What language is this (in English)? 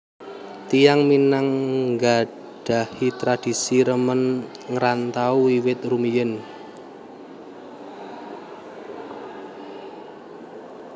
Javanese